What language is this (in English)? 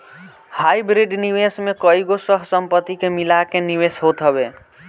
Bhojpuri